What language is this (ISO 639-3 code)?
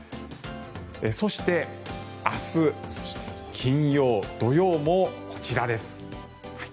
jpn